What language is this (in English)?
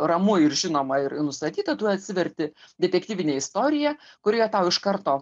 Lithuanian